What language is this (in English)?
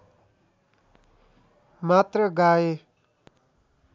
Nepali